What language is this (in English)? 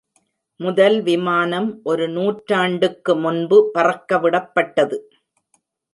Tamil